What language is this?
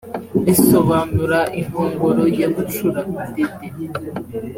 Kinyarwanda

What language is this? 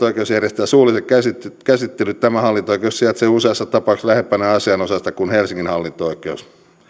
Finnish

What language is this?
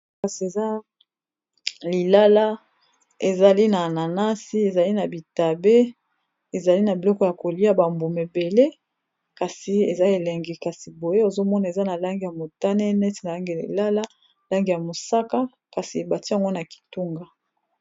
Lingala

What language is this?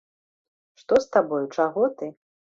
Belarusian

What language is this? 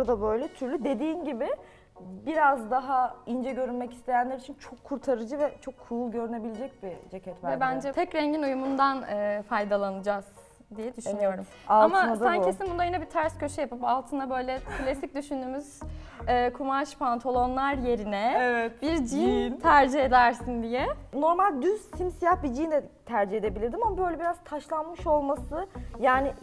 Turkish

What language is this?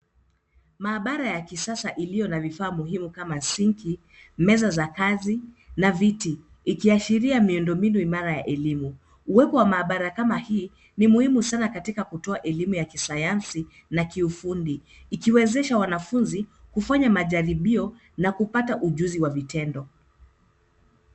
Swahili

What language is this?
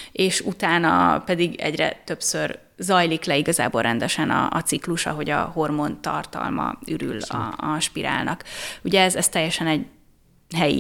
Hungarian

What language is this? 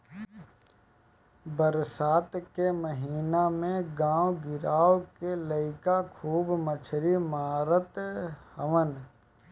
Bhojpuri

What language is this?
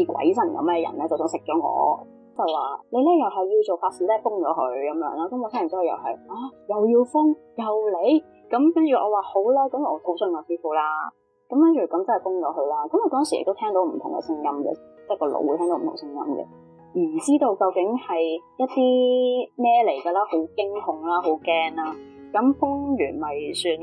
Chinese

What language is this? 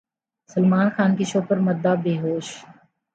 Urdu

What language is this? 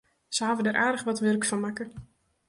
Western Frisian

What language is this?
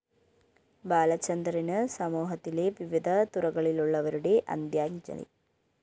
Malayalam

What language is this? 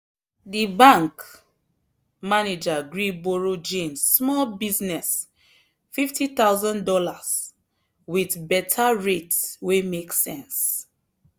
Nigerian Pidgin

